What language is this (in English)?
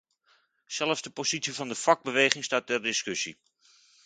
Dutch